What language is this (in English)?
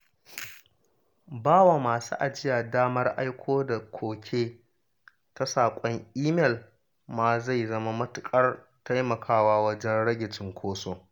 Hausa